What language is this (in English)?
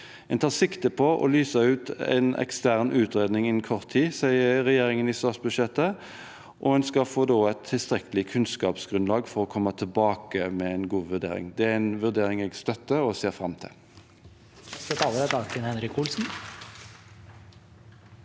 Norwegian